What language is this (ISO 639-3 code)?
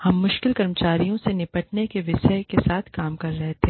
hin